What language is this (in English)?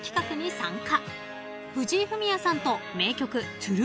Japanese